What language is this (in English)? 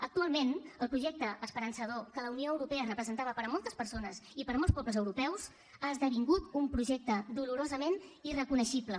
Catalan